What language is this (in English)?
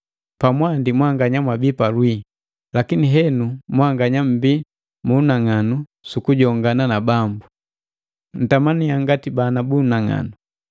Matengo